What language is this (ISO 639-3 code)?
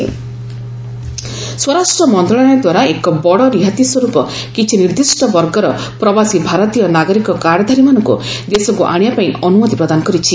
ori